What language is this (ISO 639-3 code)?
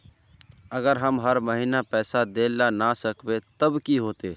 mag